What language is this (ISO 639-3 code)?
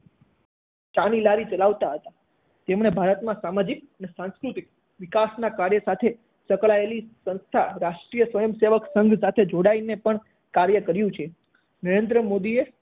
guj